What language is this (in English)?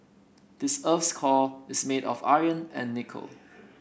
English